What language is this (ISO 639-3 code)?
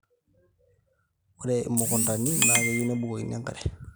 mas